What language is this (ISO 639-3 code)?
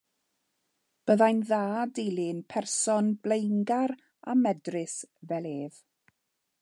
cym